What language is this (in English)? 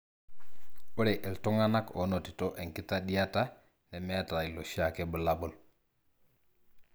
Masai